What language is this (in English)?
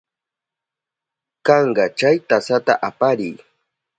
Southern Pastaza Quechua